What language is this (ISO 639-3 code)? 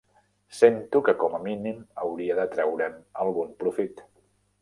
cat